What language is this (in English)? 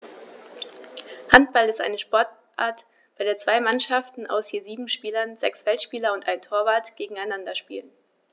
German